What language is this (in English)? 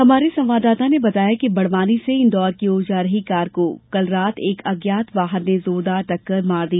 Hindi